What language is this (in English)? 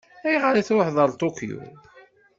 Kabyle